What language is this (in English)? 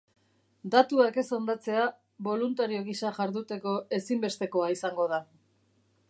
Basque